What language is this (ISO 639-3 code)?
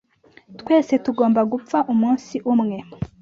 kin